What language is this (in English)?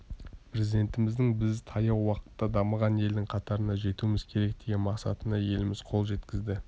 Kazakh